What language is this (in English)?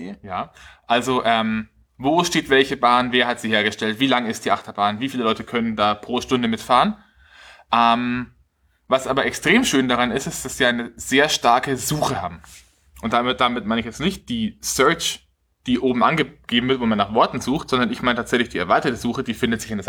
German